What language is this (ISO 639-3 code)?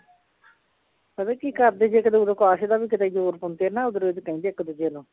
pan